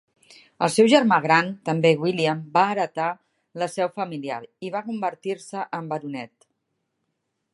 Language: Catalan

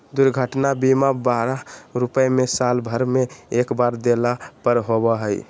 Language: Magahi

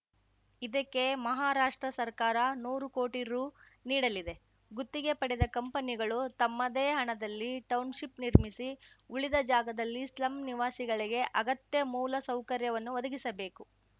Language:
Kannada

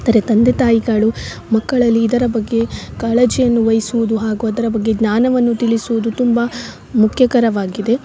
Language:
Kannada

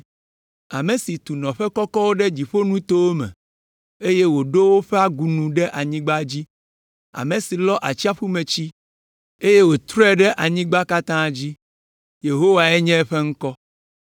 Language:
Ewe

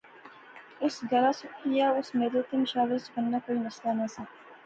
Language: Pahari-Potwari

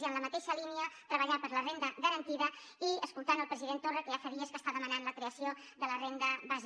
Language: Catalan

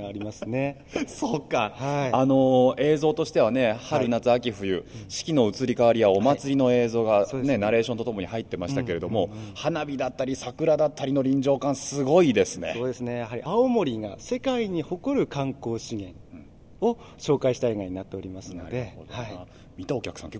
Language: Japanese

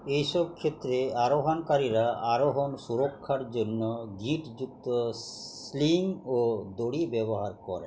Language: Bangla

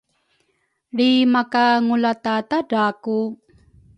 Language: Rukai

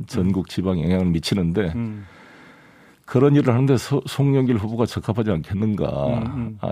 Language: Korean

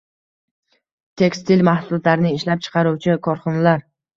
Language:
Uzbek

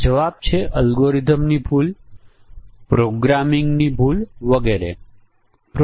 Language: Gujarati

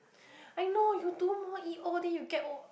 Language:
English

